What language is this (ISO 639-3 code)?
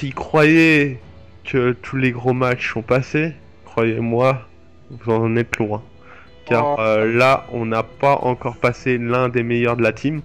fra